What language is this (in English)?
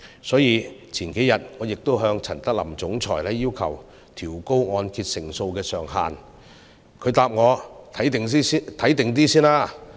Cantonese